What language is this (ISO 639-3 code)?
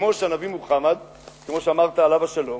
heb